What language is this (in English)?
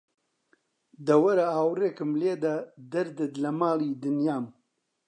Central Kurdish